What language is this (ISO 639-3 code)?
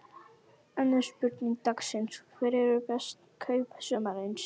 isl